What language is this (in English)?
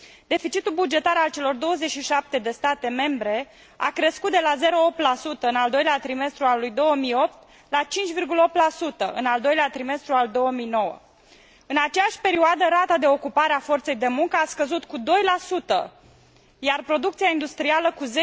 Romanian